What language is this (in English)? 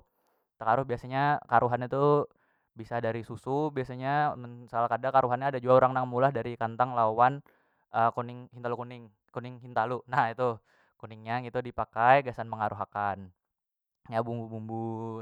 Banjar